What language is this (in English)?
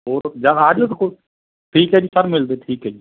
Punjabi